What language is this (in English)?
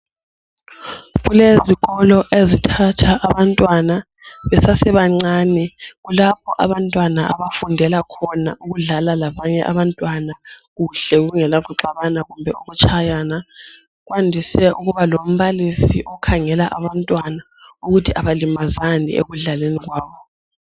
North Ndebele